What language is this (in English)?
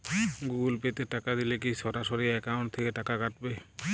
Bangla